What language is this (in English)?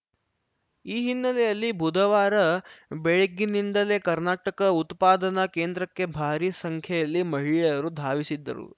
Kannada